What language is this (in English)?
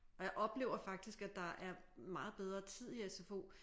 Danish